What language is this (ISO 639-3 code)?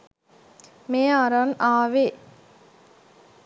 sin